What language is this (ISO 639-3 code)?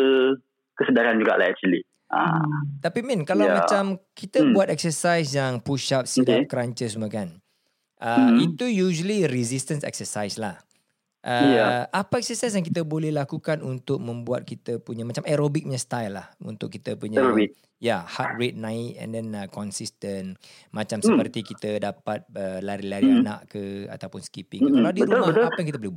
msa